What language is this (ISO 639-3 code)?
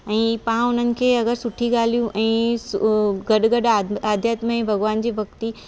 snd